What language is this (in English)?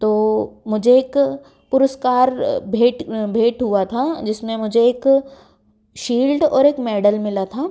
Hindi